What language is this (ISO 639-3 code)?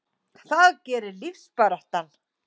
isl